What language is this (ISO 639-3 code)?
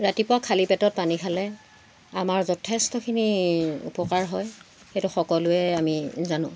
asm